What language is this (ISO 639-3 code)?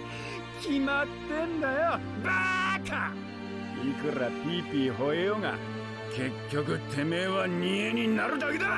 jpn